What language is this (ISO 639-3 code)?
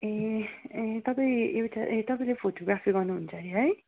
nep